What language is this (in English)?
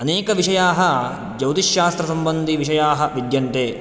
Sanskrit